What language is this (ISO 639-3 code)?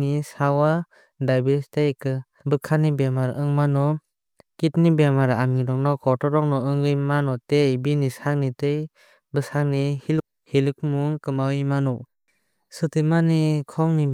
trp